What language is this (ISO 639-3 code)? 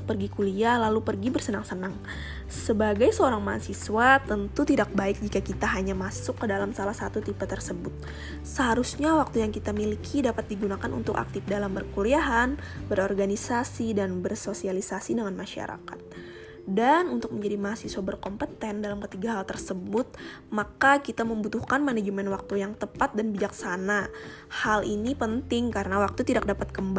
ind